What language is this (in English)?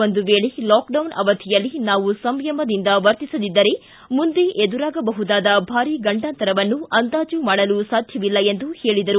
Kannada